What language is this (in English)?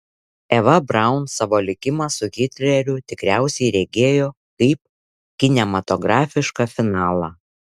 Lithuanian